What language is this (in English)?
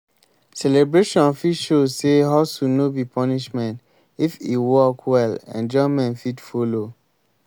Nigerian Pidgin